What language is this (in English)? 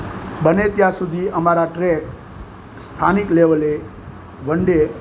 Gujarati